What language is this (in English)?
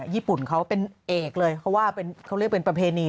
Thai